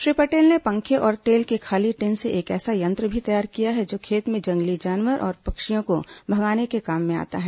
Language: Hindi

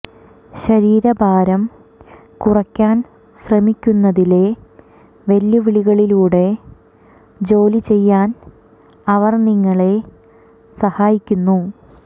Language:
Malayalam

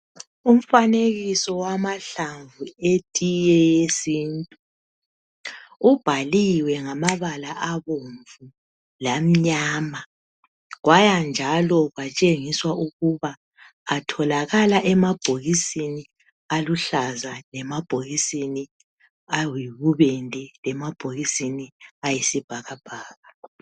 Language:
North Ndebele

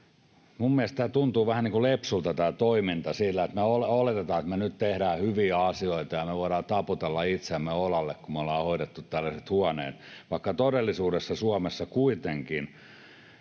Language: Finnish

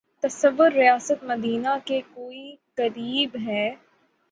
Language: Urdu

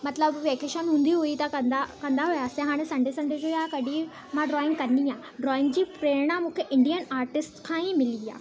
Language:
Sindhi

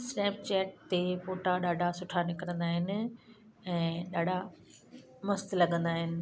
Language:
Sindhi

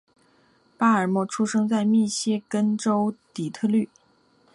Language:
Chinese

